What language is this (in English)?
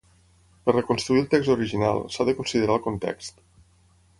Catalan